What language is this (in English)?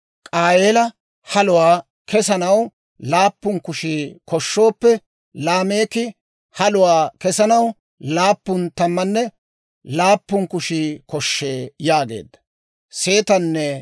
Dawro